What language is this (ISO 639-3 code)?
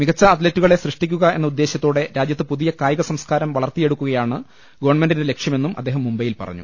mal